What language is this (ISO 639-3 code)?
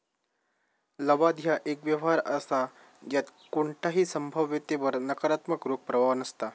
mar